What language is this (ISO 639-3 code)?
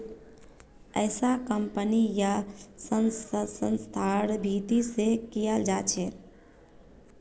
mag